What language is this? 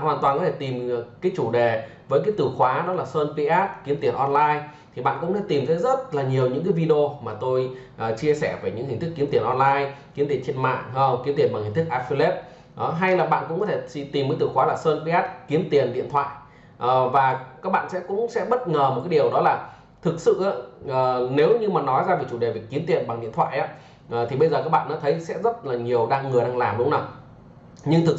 Vietnamese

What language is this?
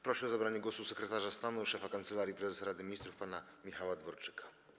Polish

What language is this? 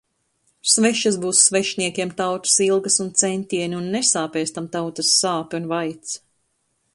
Latvian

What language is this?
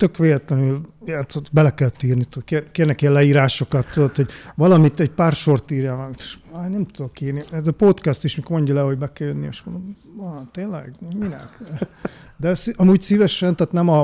Hungarian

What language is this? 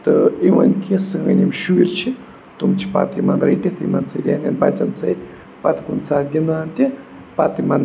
Kashmiri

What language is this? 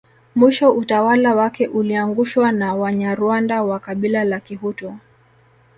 Swahili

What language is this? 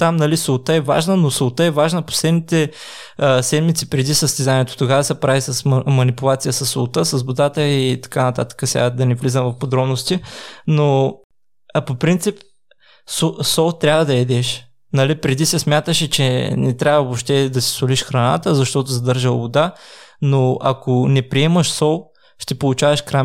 Bulgarian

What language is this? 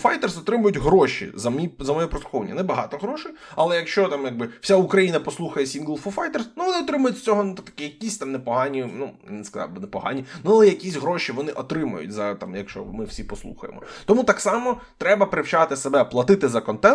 Ukrainian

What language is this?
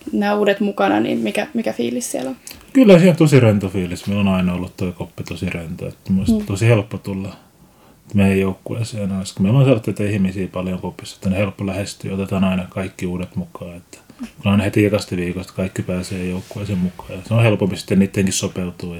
Finnish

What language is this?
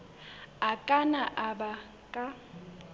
Southern Sotho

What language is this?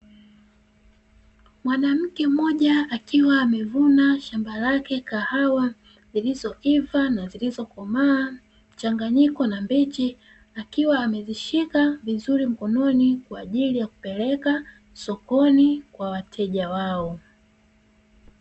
Swahili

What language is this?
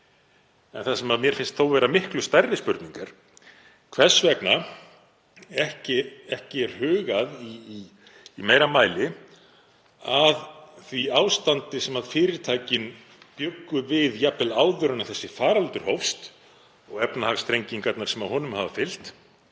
Icelandic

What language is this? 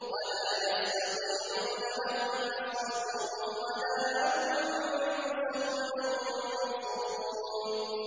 Arabic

